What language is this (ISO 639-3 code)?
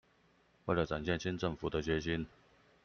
zho